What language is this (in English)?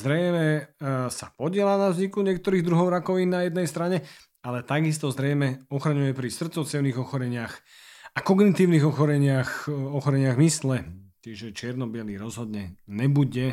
Slovak